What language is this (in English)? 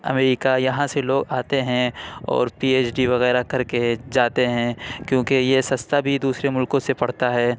Urdu